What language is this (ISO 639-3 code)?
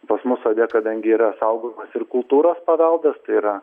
lit